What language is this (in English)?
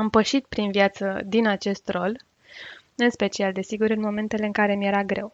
Romanian